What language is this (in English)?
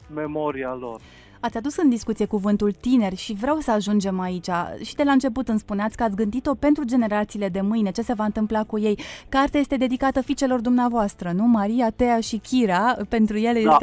Romanian